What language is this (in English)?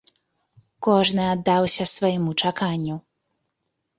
Belarusian